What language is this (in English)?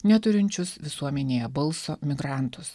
Lithuanian